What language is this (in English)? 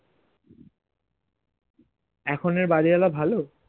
Bangla